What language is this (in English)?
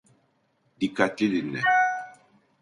Turkish